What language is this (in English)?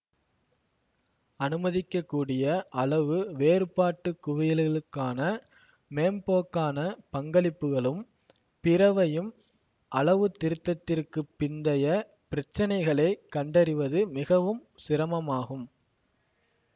Tamil